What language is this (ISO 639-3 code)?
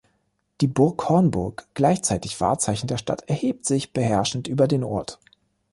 deu